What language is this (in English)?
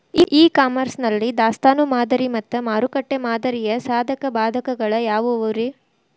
Kannada